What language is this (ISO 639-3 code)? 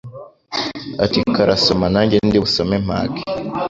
kin